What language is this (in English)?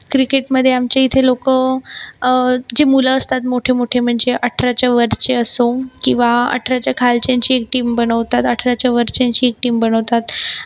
Marathi